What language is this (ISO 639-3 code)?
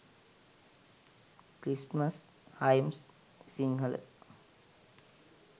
sin